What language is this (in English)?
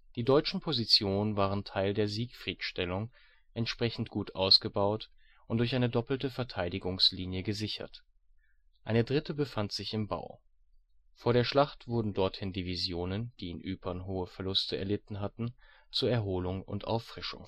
German